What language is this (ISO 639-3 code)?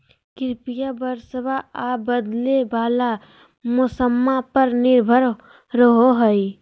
mag